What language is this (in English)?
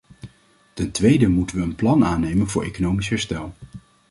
Dutch